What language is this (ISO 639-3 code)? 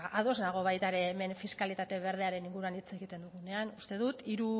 eus